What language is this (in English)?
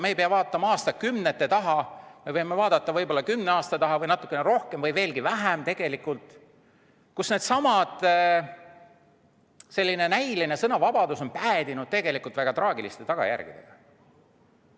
Estonian